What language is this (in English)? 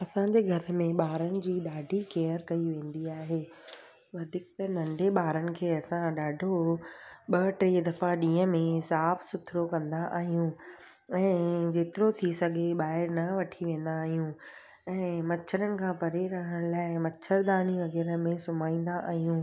Sindhi